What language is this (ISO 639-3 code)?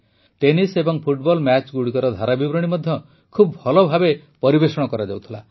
ori